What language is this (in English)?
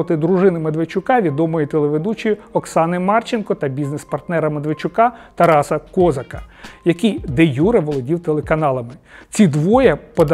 Ukrainian